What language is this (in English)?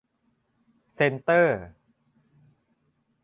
Thai